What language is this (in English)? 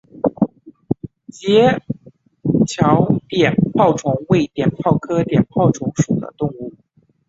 Chinese